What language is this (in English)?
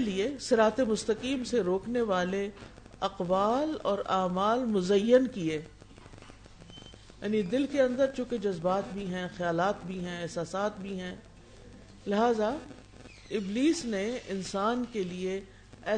Urdu